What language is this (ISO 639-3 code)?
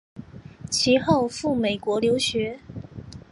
zho